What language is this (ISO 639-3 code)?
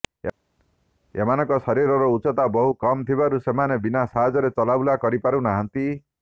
ori